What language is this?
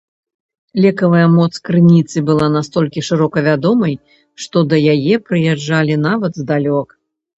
Belarusian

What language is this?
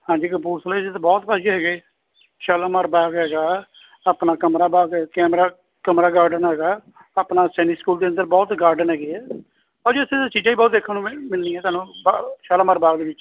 Punjabi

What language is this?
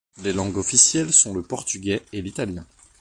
French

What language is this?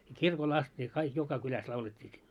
Finnish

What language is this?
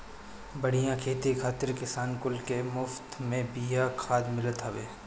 Bhojpuri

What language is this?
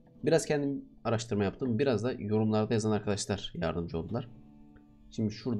Turkish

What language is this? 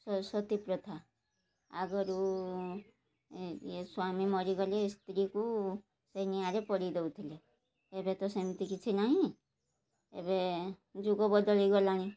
Odia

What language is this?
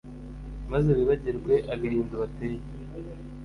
Kinyarwanda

